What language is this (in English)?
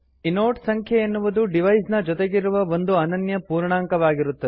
Kannada